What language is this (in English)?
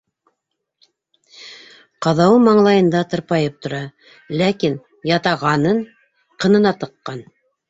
Bashkir